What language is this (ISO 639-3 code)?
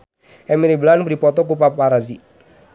sun